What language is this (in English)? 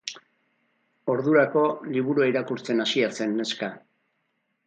Basque